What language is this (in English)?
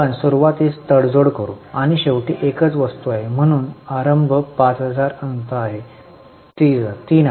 Marathi